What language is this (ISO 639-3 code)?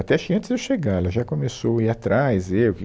por